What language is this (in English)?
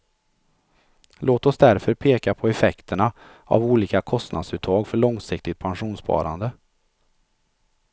Swedish